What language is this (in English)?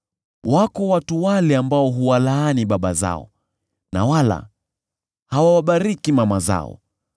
Swahili